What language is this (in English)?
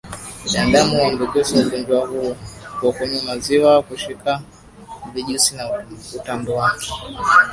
Swahili